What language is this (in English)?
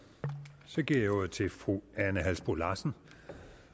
Danish